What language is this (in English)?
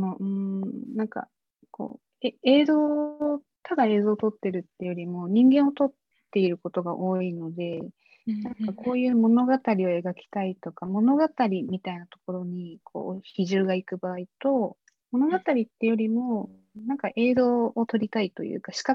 Japanese